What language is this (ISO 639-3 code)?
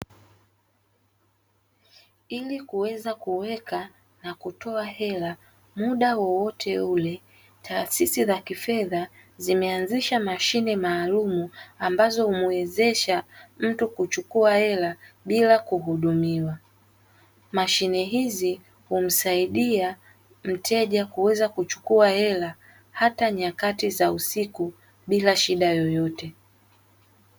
swa